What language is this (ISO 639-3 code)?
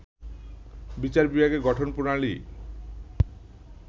ben